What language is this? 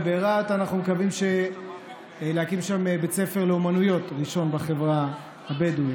Hebrew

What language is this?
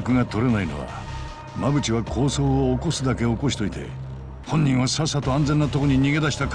Japanese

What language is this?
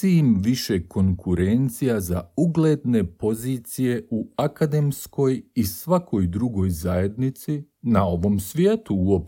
Croatian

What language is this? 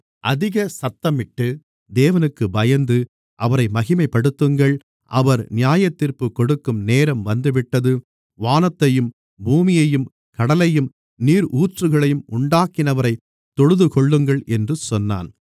Tamil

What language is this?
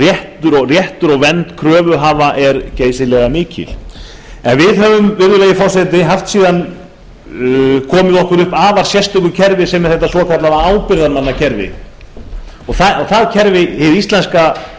Icelandic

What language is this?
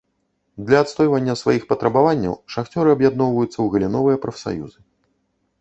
Belarusian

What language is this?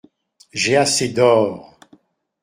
French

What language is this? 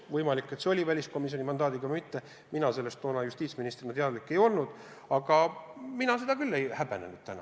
Estonian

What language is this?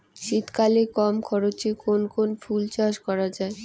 Bangla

